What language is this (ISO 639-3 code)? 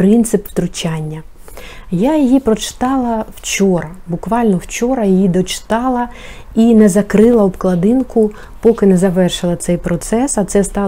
ukr